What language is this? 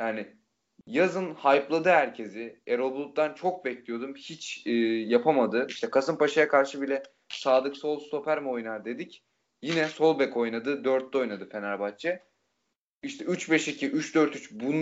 Turkish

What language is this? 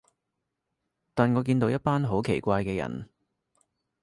Cantonese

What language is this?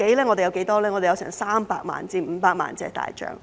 Cantonese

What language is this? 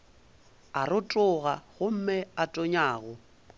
Northern Sotho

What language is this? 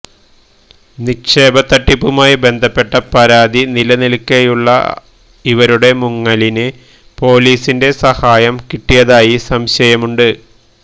Malayalam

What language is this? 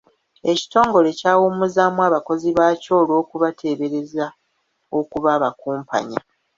Ganda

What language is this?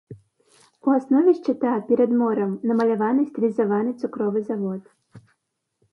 Belarusian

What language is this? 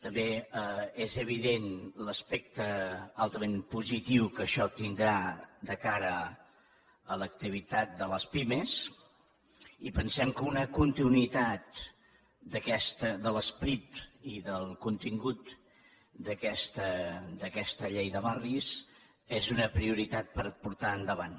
Catalan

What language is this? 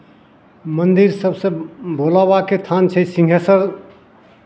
Maithili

